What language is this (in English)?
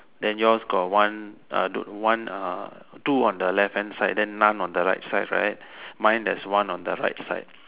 English